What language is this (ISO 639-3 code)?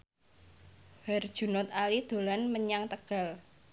jav